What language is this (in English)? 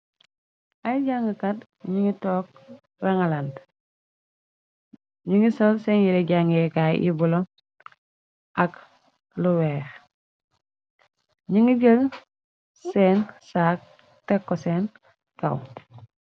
Wolof